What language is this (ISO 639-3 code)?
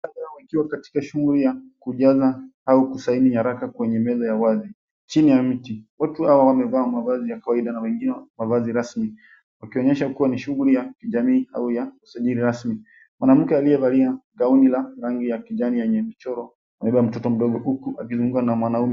swa